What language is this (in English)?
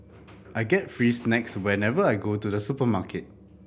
English